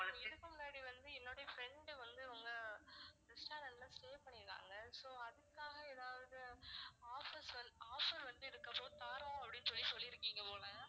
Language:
Tamil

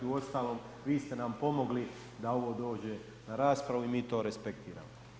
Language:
Croatian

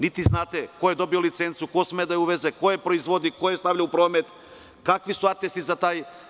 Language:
Serbian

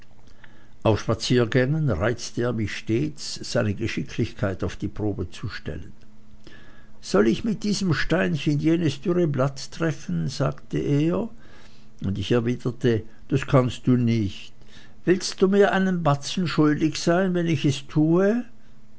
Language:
German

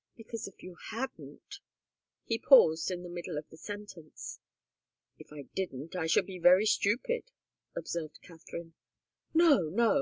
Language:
English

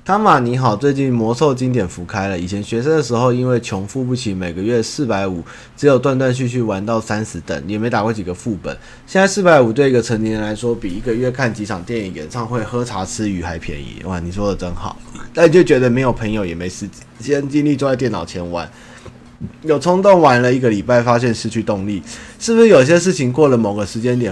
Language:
Chinese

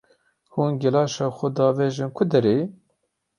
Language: Kurdish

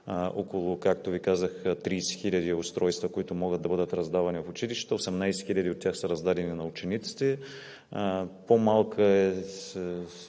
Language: Bulgarian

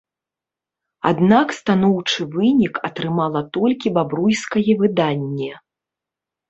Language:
Belarusian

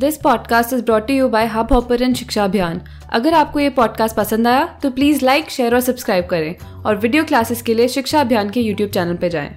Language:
Hindi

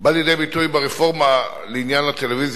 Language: Hebrew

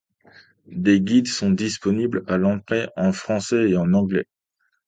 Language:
French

